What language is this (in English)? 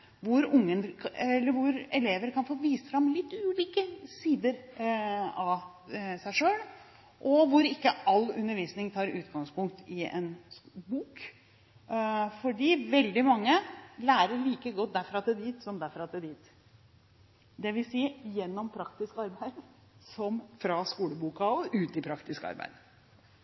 Norwegian Bokmål